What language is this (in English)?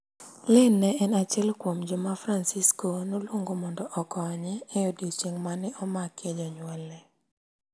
Luo (Kenya and Tanzania)